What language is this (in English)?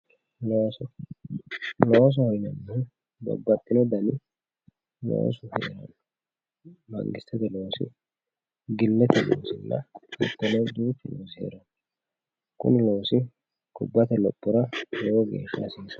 Sidamo